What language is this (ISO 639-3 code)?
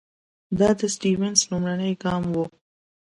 pus